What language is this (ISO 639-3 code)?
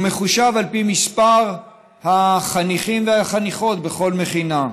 heb